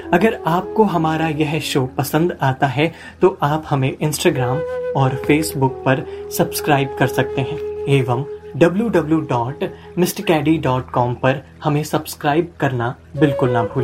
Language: Hindi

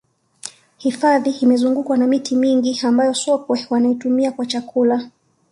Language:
Swahili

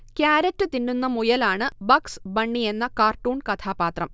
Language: Malayalam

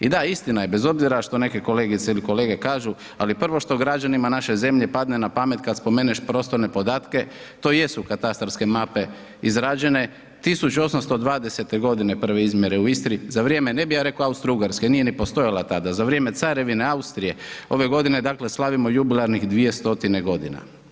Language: Croatian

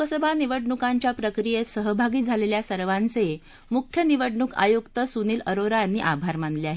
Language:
Marathi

